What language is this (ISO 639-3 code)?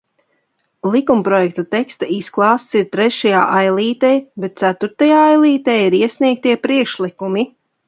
lav